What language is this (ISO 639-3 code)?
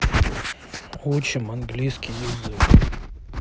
rus